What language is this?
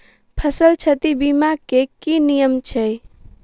Maithili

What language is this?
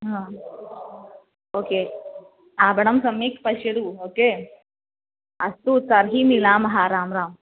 Sanskrit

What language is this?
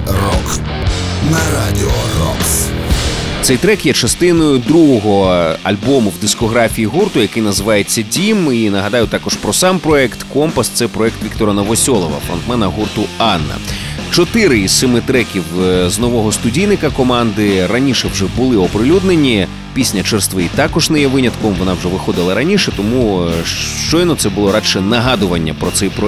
Ukrainian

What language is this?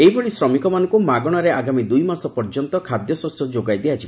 Odia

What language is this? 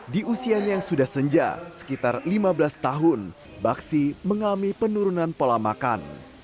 Indonesian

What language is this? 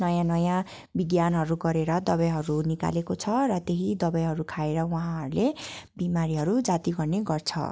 Nepali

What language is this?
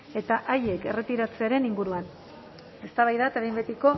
Basque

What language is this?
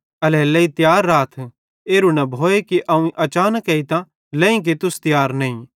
Bhadrawahi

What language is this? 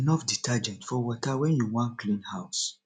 Nigerian Pidgin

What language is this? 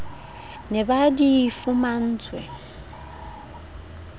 Southern Sotho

